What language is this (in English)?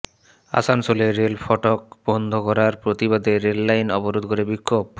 Bangla